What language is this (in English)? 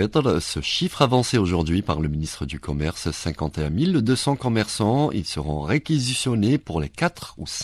French